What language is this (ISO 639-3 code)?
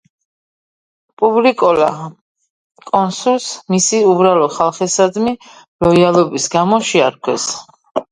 kat